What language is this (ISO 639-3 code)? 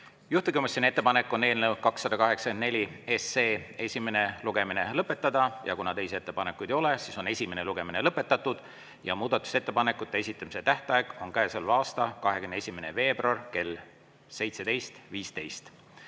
est